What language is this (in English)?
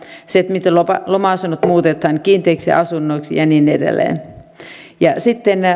Finnish